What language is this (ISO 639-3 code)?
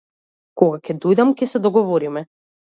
mkd